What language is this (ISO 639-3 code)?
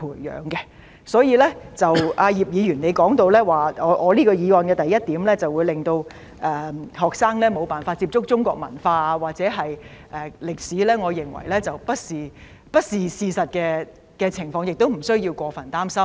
yue